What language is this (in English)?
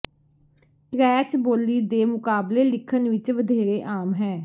Punjabi